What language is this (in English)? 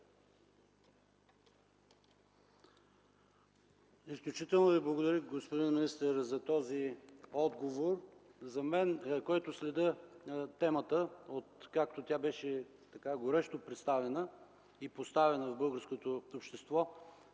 Bulgarian